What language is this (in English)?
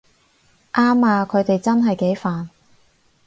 Cantonese